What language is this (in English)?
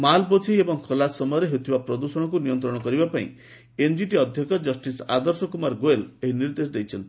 Odia